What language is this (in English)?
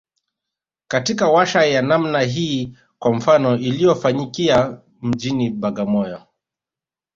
Swahili